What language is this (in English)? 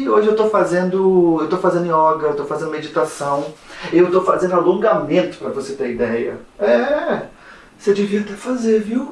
Portuguese